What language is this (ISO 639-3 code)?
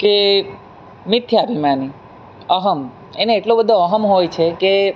guj